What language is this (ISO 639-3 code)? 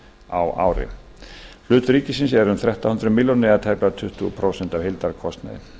isl